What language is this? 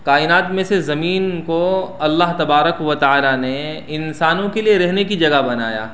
Urdu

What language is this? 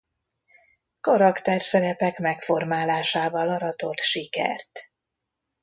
Hungarian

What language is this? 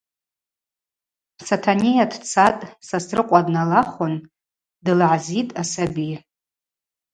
Abaza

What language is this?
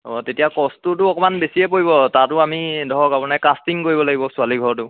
Assamese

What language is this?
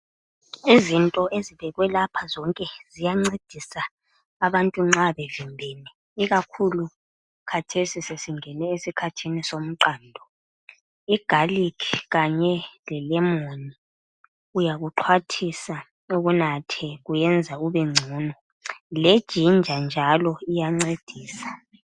North Ndebele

